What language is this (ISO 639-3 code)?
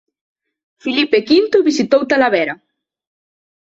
glg